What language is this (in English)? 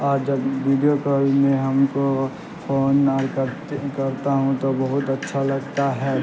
Urdu